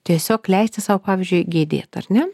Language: Lithuanian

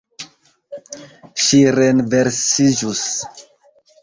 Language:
Esperanto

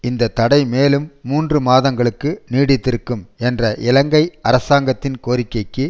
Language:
Tamil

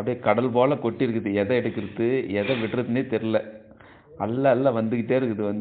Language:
Tamil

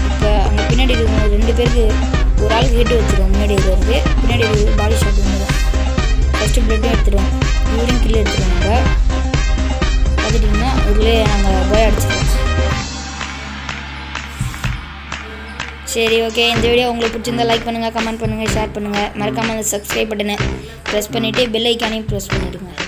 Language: Romanian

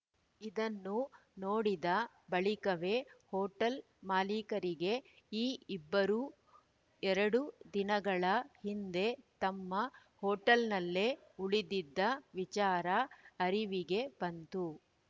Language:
Kannada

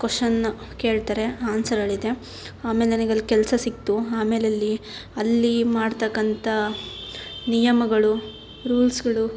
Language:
Kannada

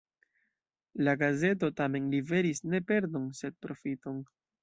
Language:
Esperanto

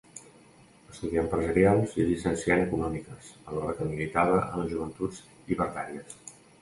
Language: Catalan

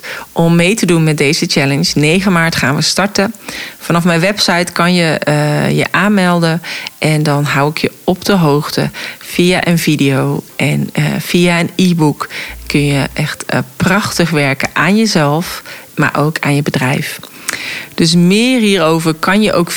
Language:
Dutch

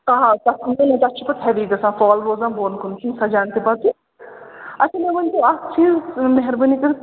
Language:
Kashmiri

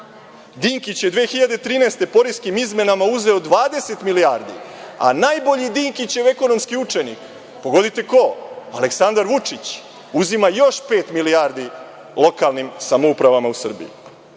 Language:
Serbian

